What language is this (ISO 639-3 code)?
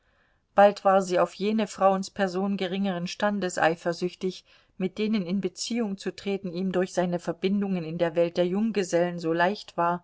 deu